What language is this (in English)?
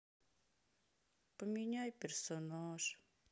Russian